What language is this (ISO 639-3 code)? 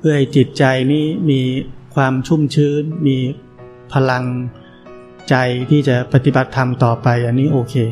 tha